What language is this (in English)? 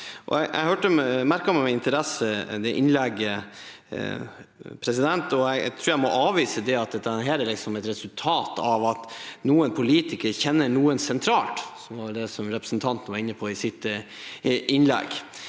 Norwegian